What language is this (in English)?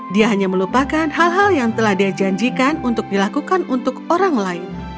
Indonesian